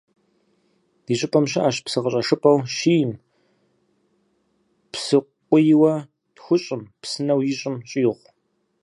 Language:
Kabardian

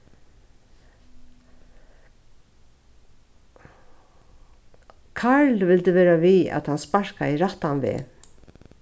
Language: Faroese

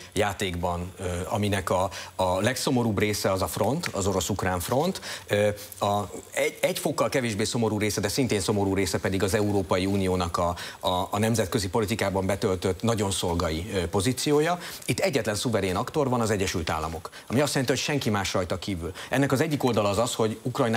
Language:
Hungarian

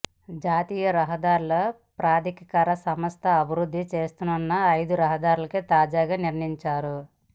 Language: Telugu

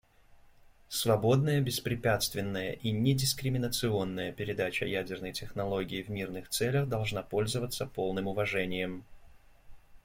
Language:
Russian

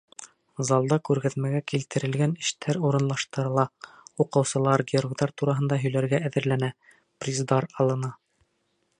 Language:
Bashkir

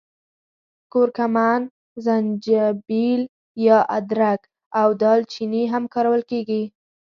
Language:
Pashto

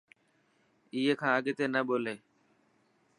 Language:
Dhatki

